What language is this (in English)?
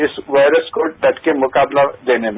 Hindi